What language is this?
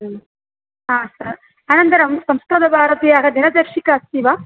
Sanskrit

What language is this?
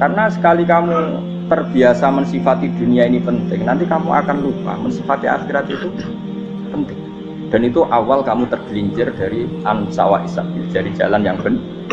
Indonesian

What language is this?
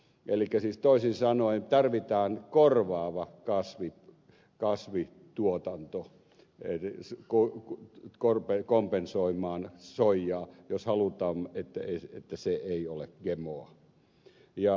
Finnish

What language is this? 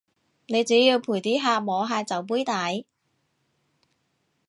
Cantonese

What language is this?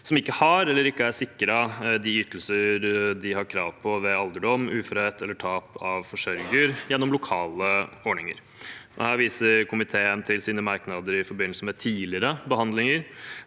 Norwegian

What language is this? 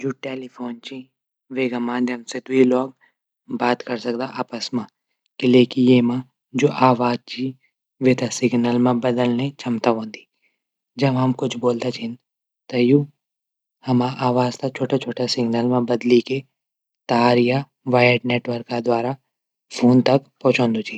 Garhwali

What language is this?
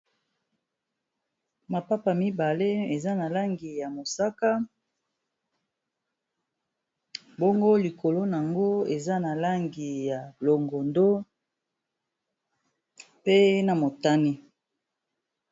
Lingala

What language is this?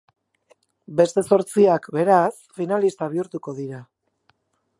Basque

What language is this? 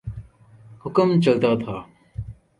Urdu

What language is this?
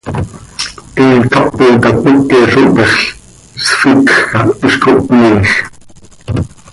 Seri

